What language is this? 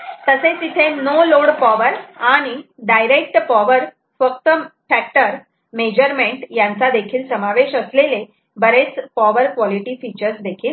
Marathi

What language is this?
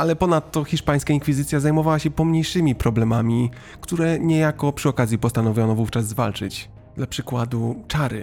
Polish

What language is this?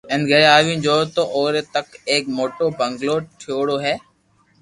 Loarki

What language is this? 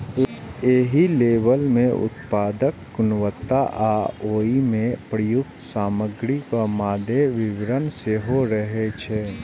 Maithili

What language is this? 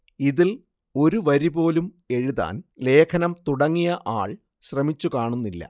Malayalam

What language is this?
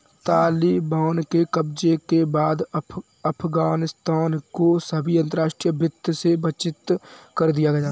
Hindi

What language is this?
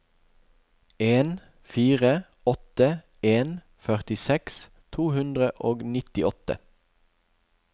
Norwegian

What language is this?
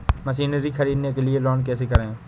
Hindi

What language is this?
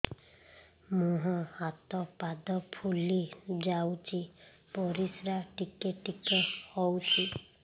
Odia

